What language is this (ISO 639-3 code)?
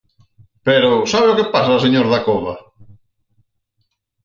glg